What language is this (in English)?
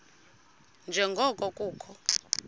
Xhosa